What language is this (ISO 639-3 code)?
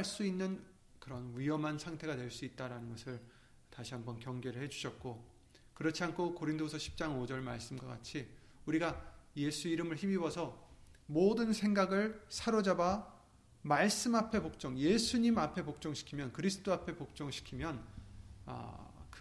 kor